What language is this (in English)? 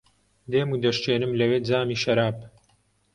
Central Kurdish